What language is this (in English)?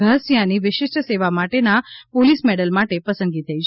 Gujarati